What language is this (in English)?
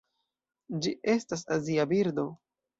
Esperanto